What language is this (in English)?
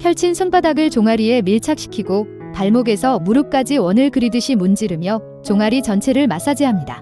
Korean